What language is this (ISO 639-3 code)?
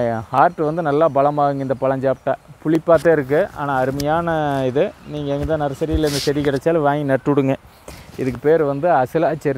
ind